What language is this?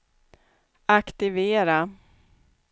Swedish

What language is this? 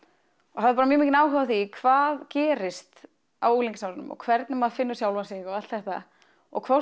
Icelandic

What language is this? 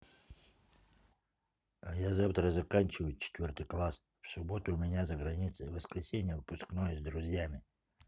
Russian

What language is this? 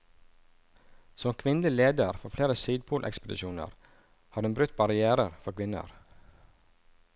Norwegian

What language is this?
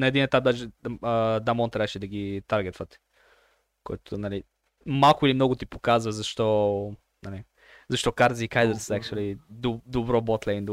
Bulgarian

